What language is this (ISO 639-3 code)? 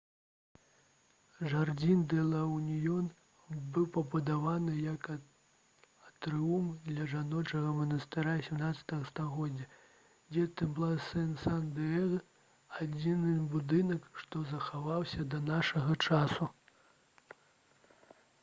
bel